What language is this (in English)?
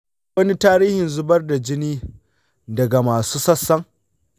Hausa